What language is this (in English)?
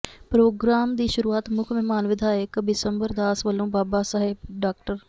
Punjabi